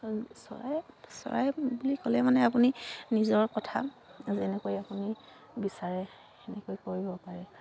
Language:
Assamese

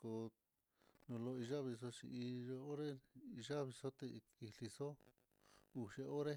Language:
Mitlatongo Mixtec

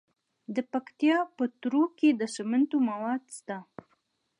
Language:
Pashto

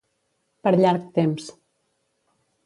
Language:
Catalan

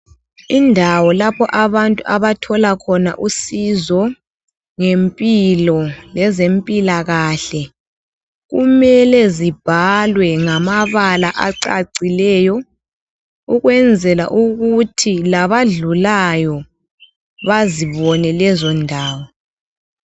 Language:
North Ndebele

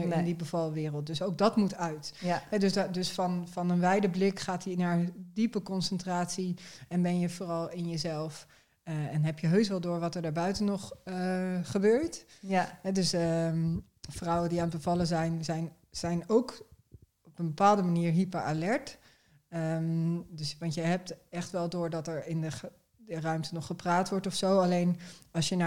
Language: Dutch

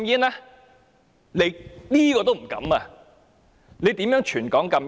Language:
Cantonese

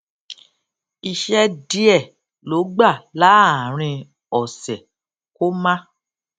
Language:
Yoruba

